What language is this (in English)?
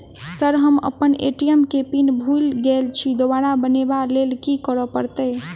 Maithili